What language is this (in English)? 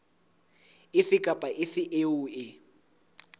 Southern Sotho